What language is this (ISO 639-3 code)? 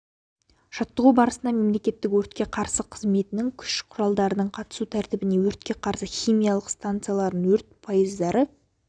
kaz